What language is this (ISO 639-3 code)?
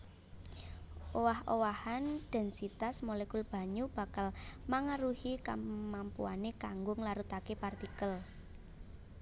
jav